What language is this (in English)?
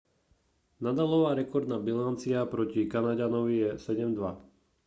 Slovak